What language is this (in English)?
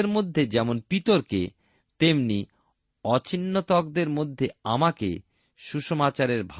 Bangla